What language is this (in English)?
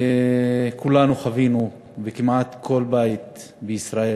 Hebrew